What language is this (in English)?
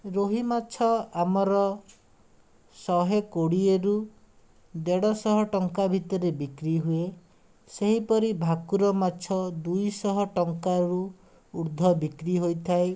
Odia